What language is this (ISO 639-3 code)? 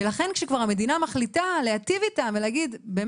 heb